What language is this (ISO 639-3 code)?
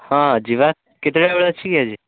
ori